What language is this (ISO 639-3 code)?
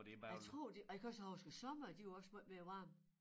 dan